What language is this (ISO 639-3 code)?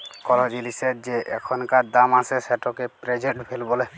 ben